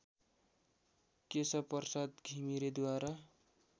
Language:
Nepali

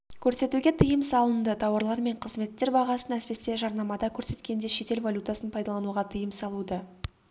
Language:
Kazakh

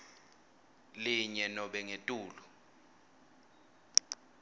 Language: Swati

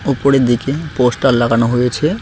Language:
Bangla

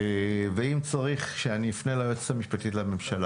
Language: Hebrew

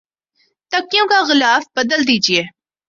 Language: Urdu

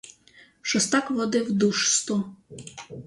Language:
Ukrainian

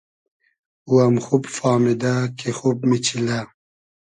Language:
Hazaragi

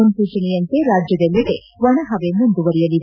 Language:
Kannada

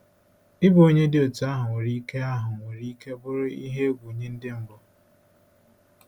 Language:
Igbo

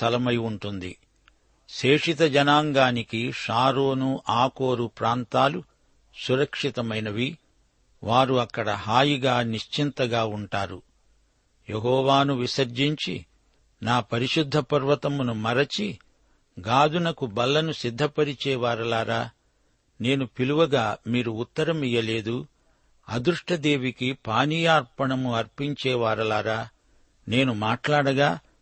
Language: Telugu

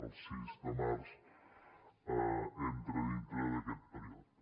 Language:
Catalan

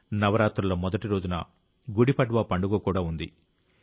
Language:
Telugu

